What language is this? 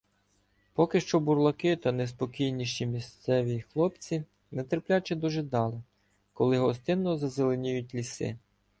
Ukrainian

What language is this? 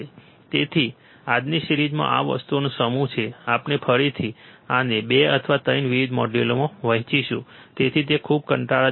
Gujarati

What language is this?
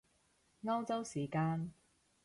Cantonese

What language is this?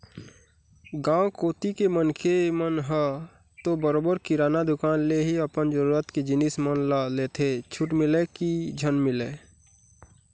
Chhattisgarhi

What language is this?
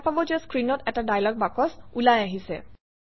Assamese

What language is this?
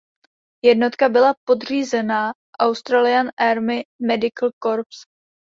Czech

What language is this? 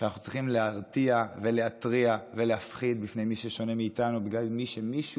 Hebrew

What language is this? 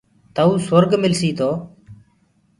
Gurgula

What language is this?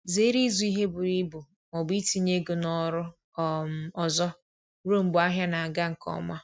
Igbo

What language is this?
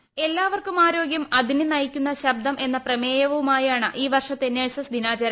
Malayalam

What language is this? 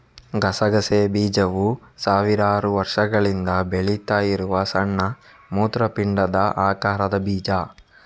Kannada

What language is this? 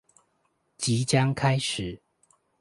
Chinese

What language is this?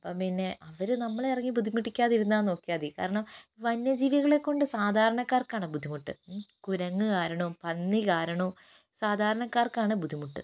Malayalam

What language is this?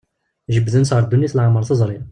Kabyle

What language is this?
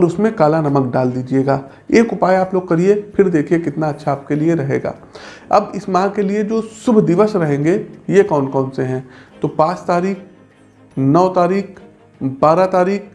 Hindi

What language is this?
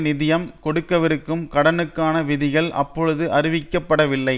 Tamil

